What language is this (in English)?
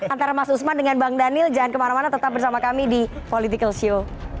Indonesian